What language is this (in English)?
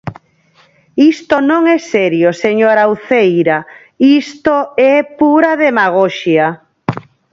Galician